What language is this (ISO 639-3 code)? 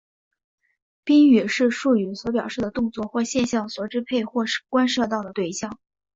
zho